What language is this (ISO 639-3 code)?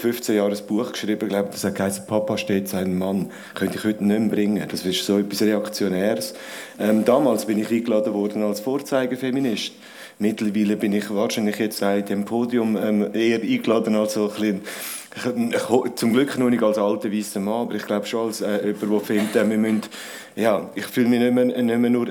deu